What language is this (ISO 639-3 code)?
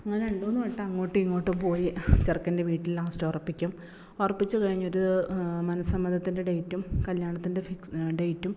mal